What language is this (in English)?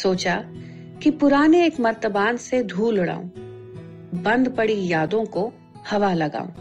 Hindi